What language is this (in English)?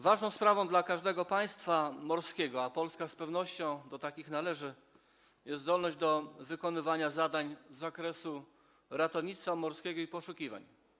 Polish